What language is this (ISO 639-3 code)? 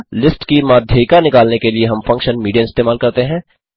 hin